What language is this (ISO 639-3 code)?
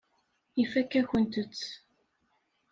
kab